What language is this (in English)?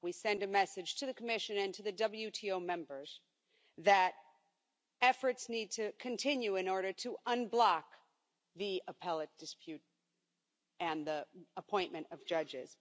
English